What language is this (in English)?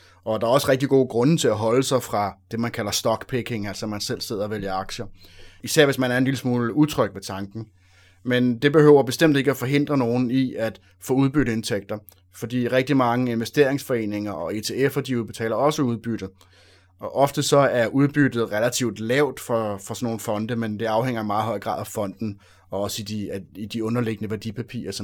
Danish